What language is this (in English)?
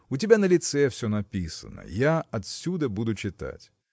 Russian